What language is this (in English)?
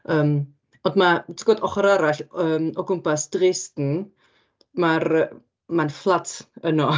Welsh